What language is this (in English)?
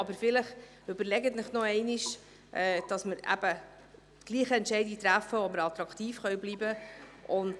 Swiss German